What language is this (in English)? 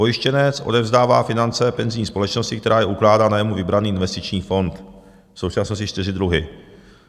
Czech